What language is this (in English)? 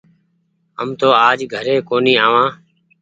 Goaria